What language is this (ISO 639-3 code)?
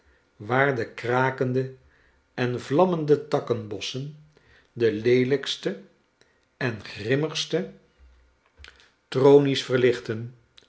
nld